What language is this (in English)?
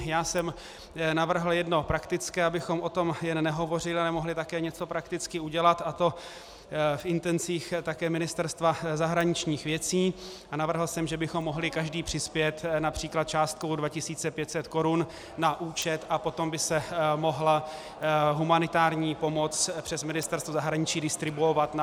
Czech